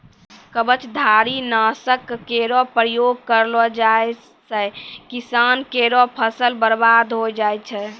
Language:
Maithili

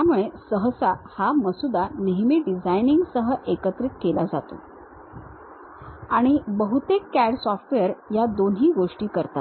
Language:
Marathi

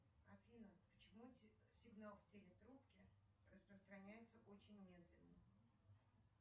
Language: Russian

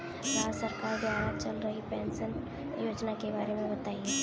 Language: Hindi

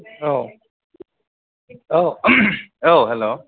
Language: Bodo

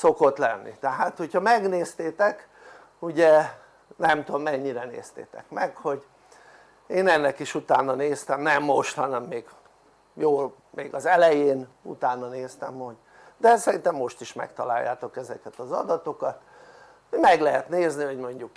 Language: Hungarian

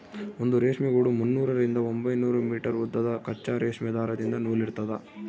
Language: Kannada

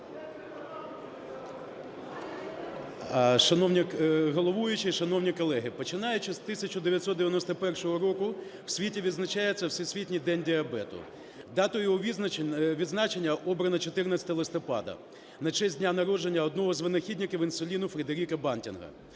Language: Ukrainian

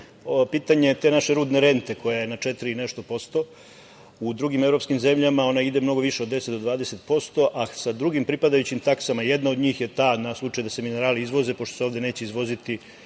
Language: Serbian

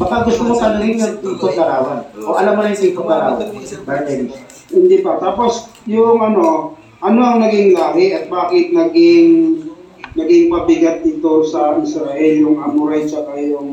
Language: Filipino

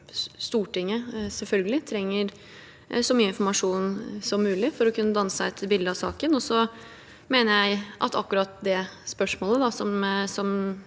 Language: Norwegian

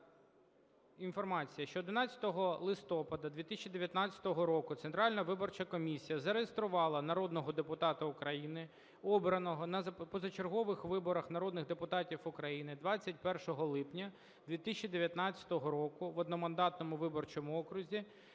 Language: Ukrainian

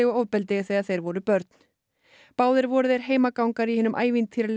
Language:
Icelandic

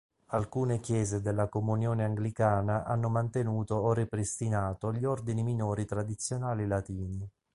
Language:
Italian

